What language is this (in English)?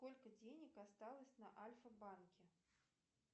Russian